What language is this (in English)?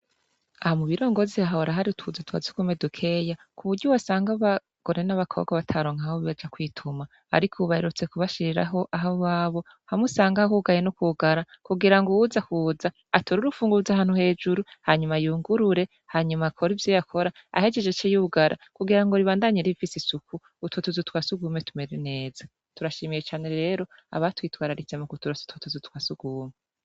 Rundi